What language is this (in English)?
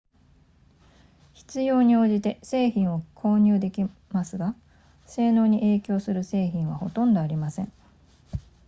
Japanese